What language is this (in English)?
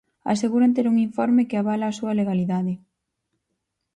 Galician